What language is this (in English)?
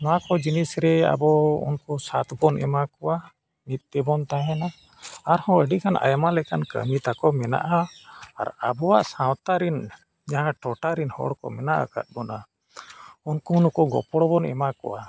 Santali